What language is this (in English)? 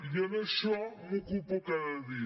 Catalan